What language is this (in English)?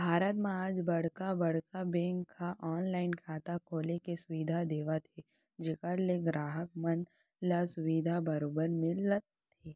Chhattisgarhi